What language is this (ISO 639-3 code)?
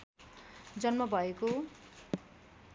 nep